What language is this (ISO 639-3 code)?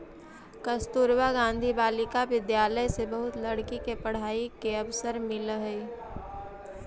mag